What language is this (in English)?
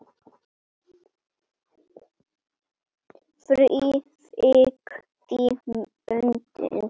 Icelandic